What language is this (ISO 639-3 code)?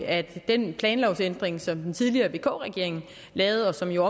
dan